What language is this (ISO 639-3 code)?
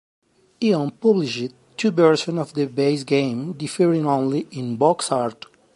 eng